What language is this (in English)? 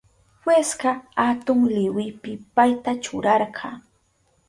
Southern Pastaza Quechua